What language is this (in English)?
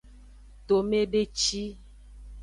Aja (Benin)